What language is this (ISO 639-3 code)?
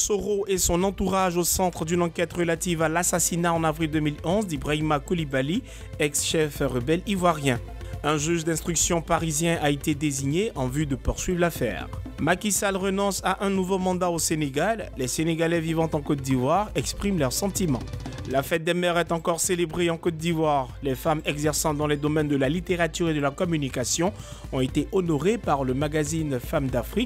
fra